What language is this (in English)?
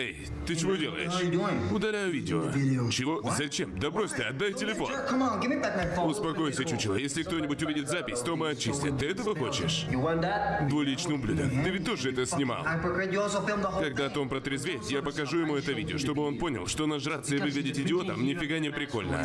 Russian